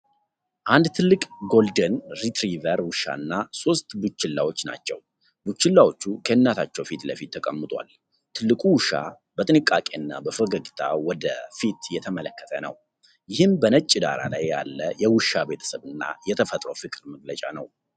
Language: Amharic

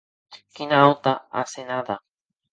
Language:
Occitan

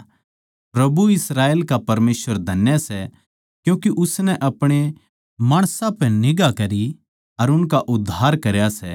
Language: Haryanvi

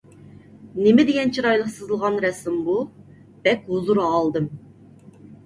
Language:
Uyghur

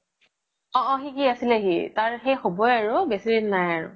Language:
Assamese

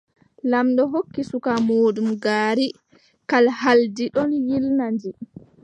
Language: Adamawa Fulfulde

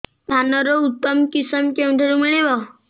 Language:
Odia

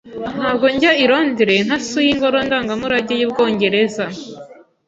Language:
Kinyarwanda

